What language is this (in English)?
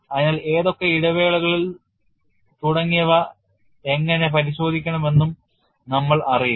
Malayalam